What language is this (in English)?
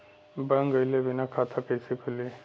Bhojpuri